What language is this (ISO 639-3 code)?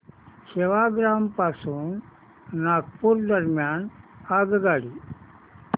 mar